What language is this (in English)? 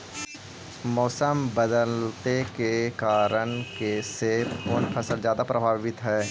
Magahi